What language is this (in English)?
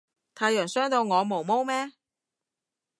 Cantonese